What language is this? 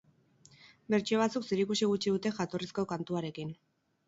Basque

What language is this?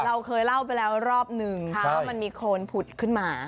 Thai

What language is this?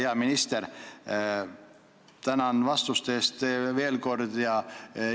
Estonian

